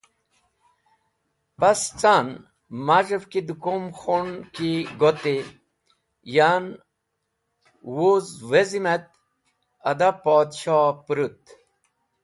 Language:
Wakhi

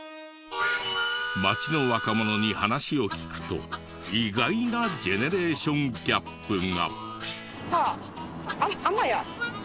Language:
Japanese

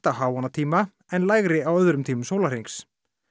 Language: Icelandic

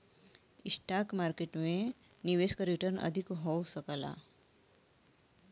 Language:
Bhojpuri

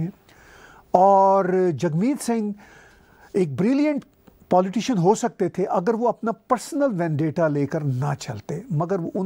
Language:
Hindi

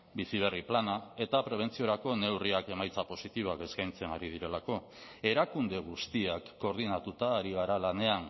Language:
Basque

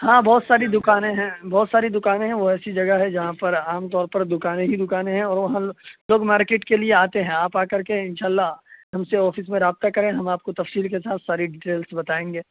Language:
Urdu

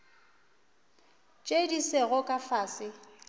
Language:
Northern Sotho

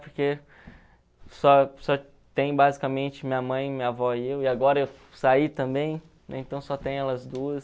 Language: Portuguese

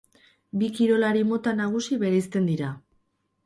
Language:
Basque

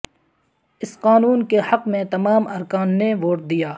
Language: Urdu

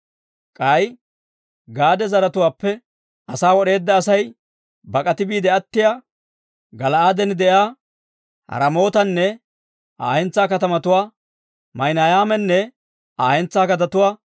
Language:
Dawro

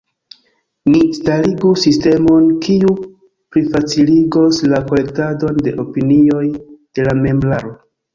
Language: Esperanto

